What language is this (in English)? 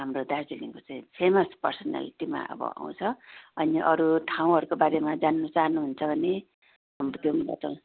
Nepali